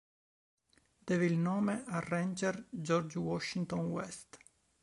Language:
Italian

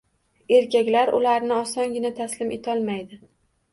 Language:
Uzbek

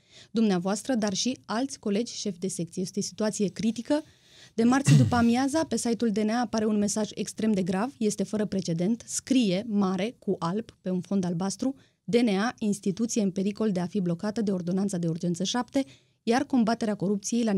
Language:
Romanian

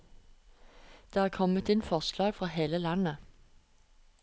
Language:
Norwegian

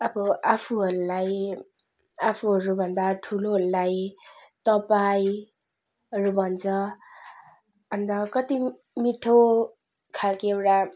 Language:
Nepali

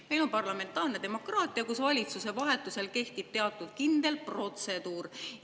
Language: Estonian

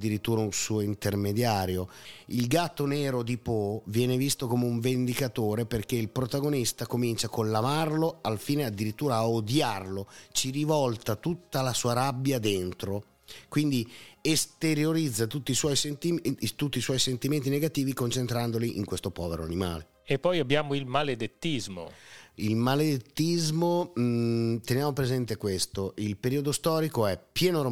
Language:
Italian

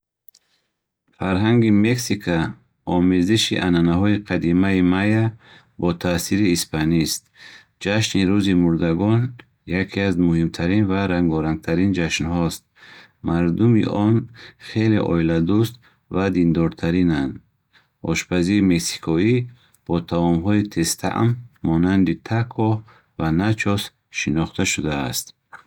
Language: Bukharic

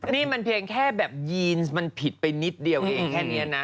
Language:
Thai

